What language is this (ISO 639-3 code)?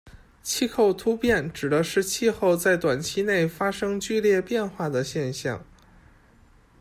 zho